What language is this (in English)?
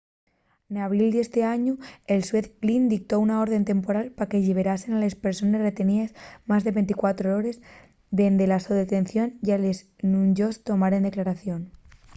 Asturian